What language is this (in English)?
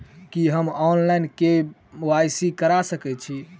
Maithili